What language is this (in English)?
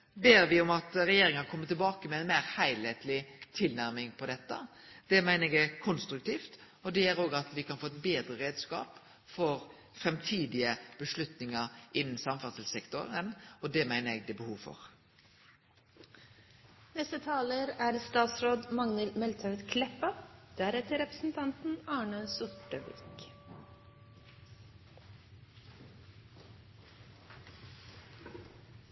Norwegian Nynorsk